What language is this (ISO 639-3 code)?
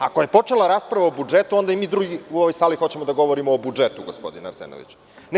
srp